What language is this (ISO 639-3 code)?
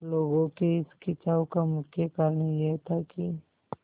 hin